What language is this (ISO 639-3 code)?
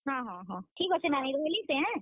ori